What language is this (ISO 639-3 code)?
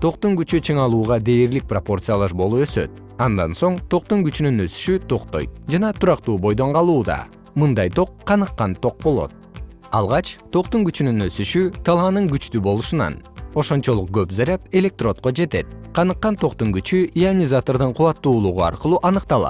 kir